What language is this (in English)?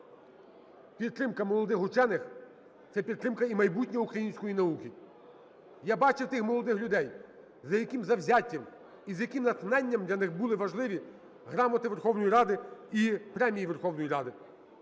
Ukrainian